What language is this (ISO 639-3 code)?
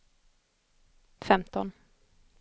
swe